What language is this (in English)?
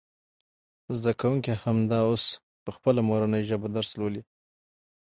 Pashto